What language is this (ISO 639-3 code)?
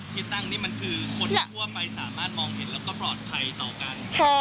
tha